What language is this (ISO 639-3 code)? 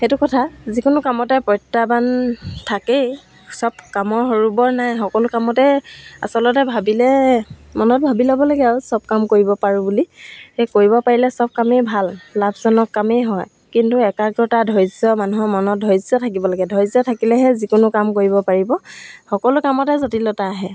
asm